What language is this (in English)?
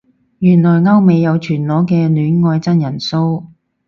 Cantonese